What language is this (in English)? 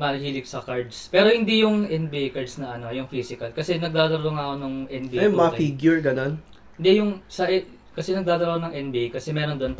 Filipino